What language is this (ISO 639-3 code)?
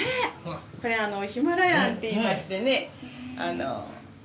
jpn